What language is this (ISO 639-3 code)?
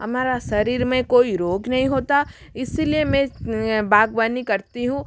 hin